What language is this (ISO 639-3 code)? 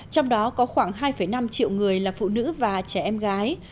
vie